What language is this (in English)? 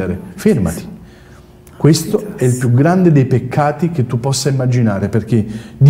Italian